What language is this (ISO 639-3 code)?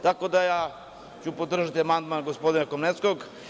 srp